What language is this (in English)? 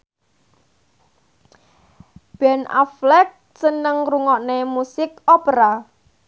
Javanese